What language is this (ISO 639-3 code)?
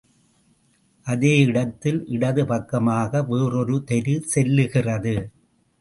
tam